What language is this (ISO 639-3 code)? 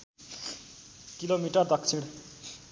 nep